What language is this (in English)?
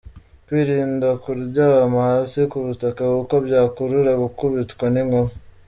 Kinyarwanda